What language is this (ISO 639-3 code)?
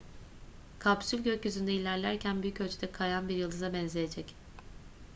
tur